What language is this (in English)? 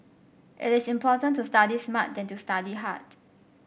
English